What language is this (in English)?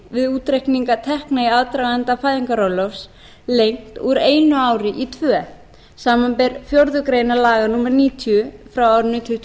Icelandic